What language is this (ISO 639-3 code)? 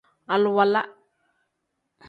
kdh